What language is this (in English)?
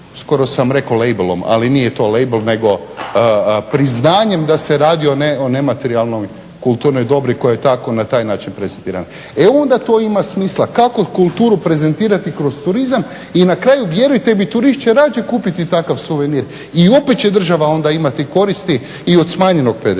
Croatian